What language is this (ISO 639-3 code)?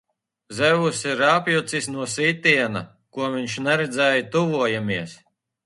lav